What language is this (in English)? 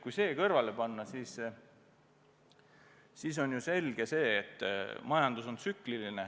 Estonian